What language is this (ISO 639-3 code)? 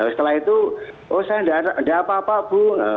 ind